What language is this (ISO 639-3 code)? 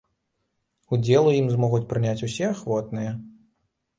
bel